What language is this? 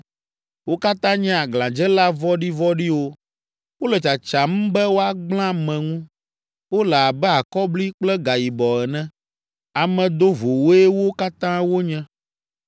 Ewe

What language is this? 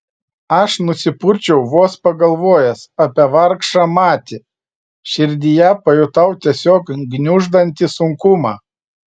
Lithuanian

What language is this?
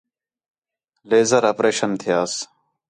Khetrani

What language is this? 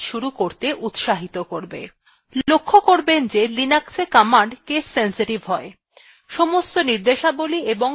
Bangla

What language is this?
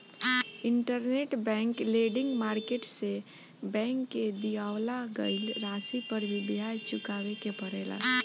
Bhojpuri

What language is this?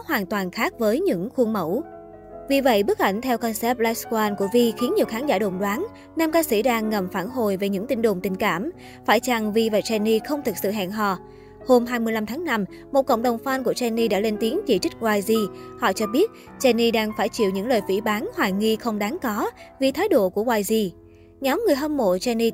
Vietnamese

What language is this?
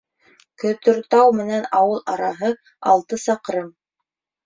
Bashkir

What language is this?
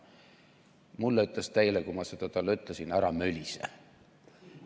Estonian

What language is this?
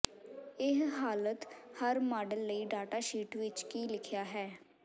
Punjabi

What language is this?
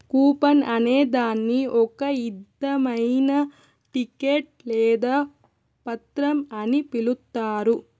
Telugu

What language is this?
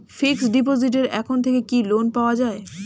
Bangla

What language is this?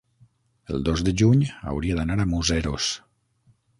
Catalan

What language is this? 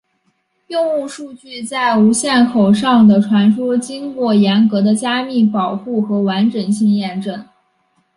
Chinese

